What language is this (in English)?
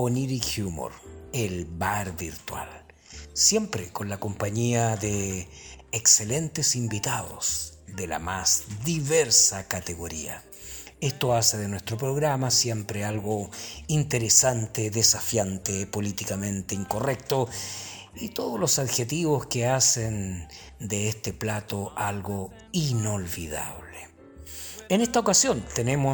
Spanish